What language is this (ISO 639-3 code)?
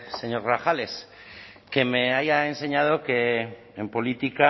spa